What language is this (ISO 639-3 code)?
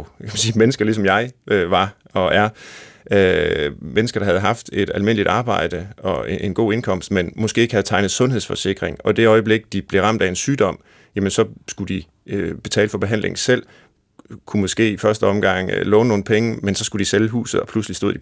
dan